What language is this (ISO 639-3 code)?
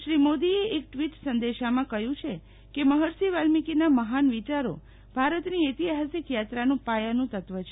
guj